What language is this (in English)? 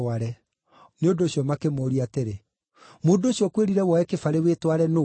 Kikuyu